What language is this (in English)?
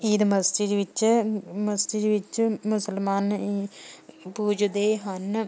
Punjabi